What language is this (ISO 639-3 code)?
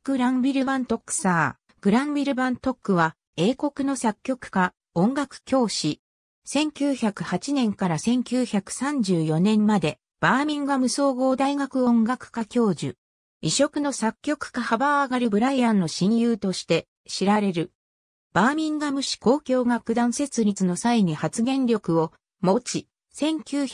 jpn